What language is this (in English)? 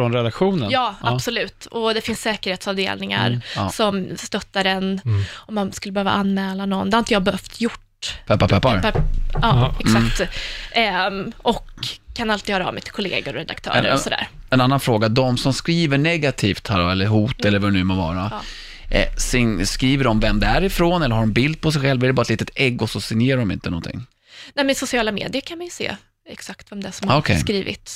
Swedish